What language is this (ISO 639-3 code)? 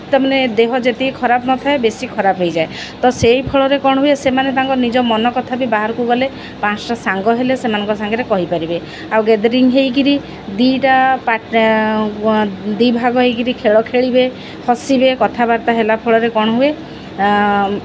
ori